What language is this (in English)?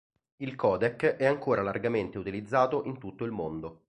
Italian